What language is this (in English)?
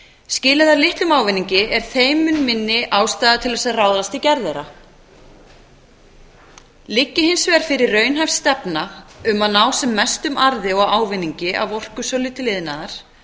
Icelandic